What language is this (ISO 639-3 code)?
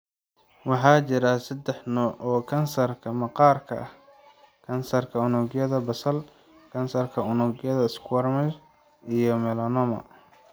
som